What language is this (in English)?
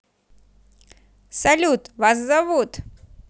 Russian